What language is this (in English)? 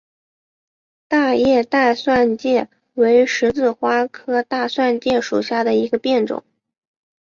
Chinese